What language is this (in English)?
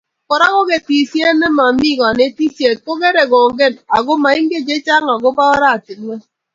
Kalenjin